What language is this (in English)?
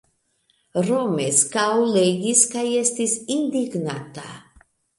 Esperanto